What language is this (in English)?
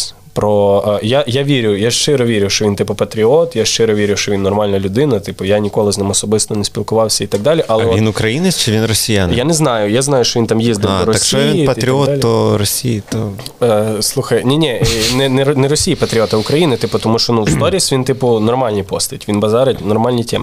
Ukrainian